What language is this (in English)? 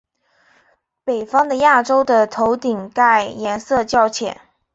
Chinese